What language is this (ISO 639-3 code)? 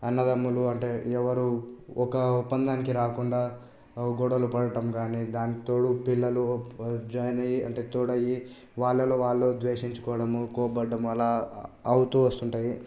tel